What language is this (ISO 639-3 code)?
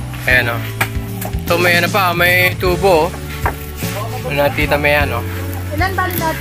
fil